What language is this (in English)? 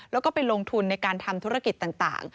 Thai